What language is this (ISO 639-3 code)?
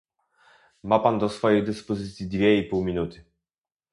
pol